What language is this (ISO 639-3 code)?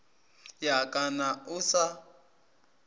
nso